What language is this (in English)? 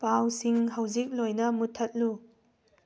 Manipuri